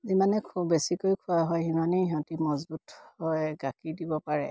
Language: Assamese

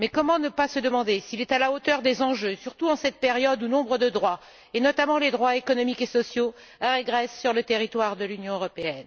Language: French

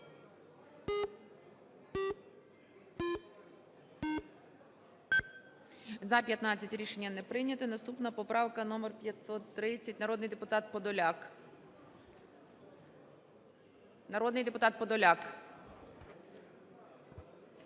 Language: Ukrainian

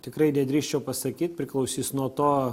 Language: Lithuanian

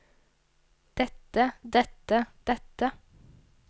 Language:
Norwegian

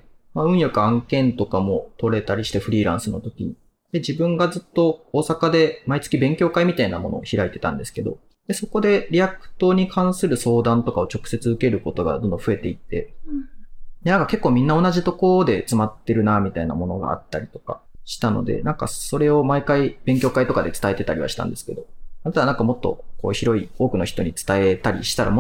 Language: Japanese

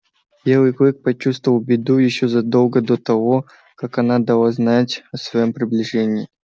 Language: Russian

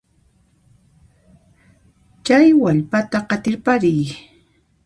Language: Puno Quechua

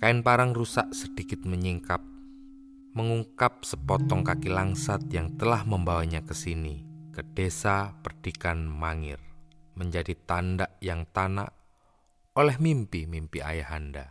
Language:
Indonesian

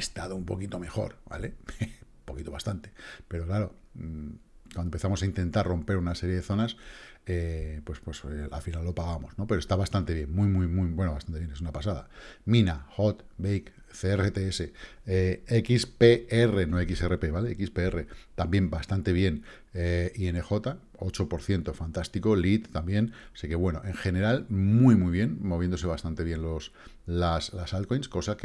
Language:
Spanish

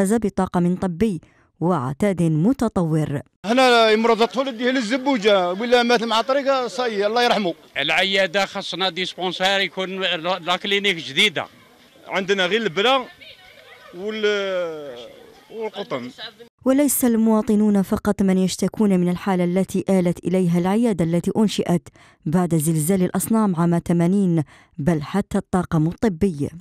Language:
Arabic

